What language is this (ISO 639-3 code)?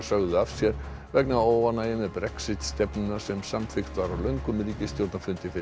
isl